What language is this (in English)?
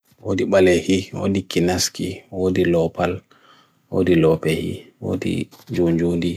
Bagirmi Fulfulde